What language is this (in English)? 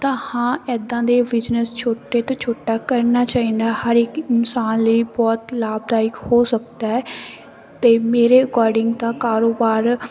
Punjabi